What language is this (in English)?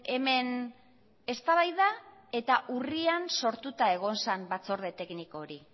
Basque